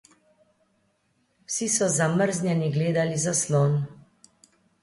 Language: Slovenian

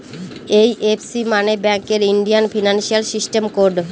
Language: Bangla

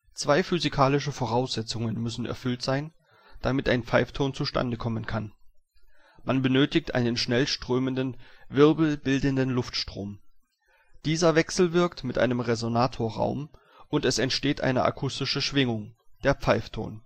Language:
German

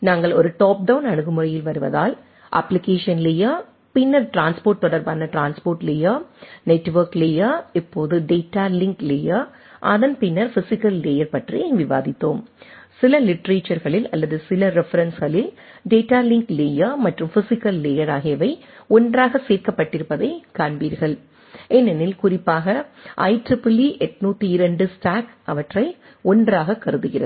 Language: Tamil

